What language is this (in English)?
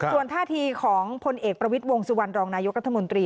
Thai